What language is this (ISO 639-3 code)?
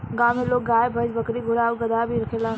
bho